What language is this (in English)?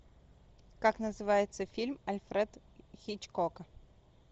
Russian